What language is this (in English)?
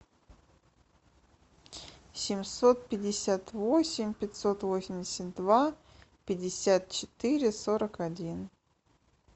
Russian